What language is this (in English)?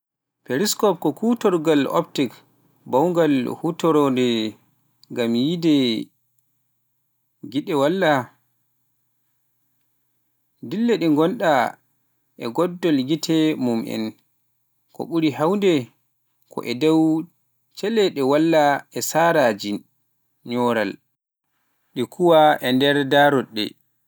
Pular